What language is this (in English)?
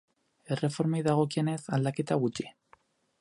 Basque